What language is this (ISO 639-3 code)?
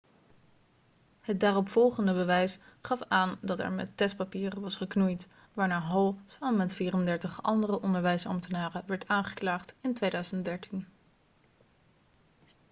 nld